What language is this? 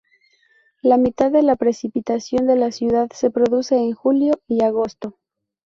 Spanish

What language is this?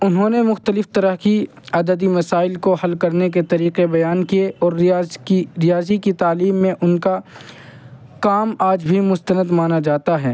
Urdu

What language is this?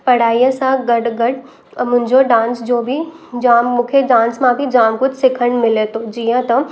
Sindhi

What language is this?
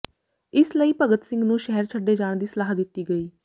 Punjabi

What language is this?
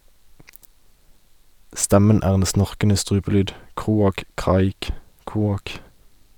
Norwegian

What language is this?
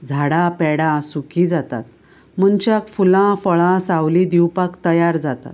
Konkani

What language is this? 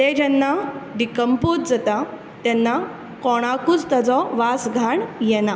Konkani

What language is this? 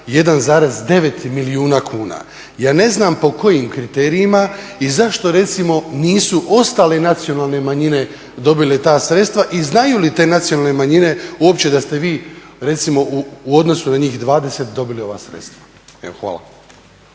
Croatian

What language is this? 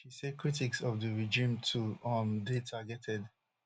Nigerian Pidgin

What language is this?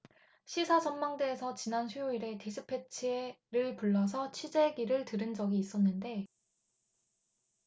Korean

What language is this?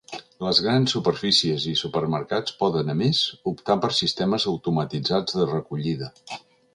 Catalan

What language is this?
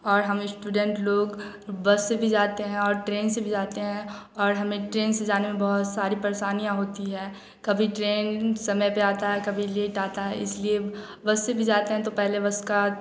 Hindi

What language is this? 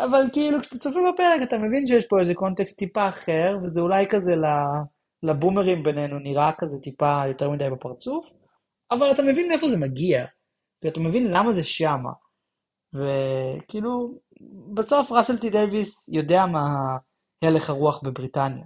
Hebrew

